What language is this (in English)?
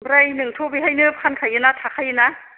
Bodo